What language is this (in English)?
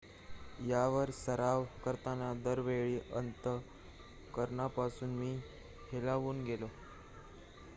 Marathi